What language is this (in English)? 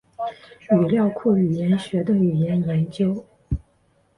Chinese